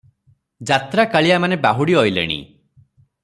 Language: Odia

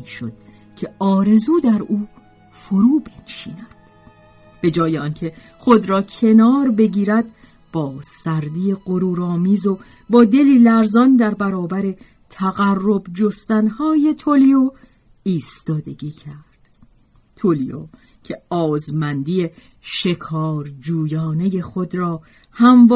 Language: Persian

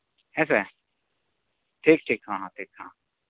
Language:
Santali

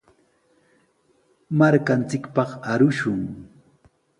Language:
Sihuas Ancash Quechua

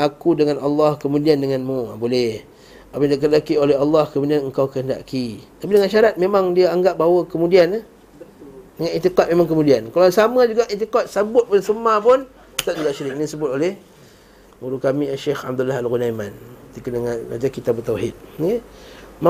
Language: Malay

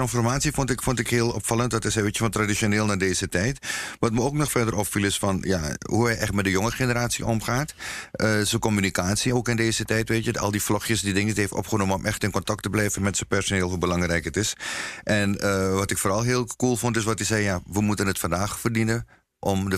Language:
Dutch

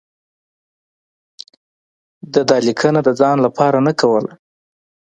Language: Pashto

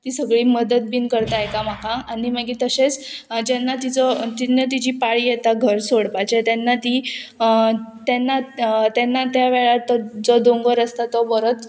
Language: Konkani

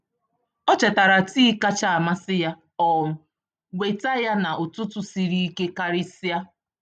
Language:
Igbo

